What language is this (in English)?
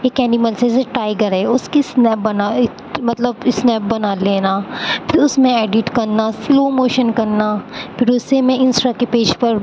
Urdu